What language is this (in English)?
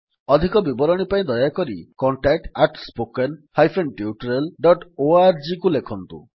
Odia